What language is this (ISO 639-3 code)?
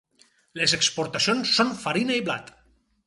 cat